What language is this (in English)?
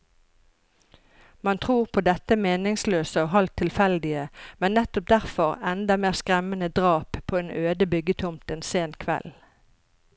Norwegian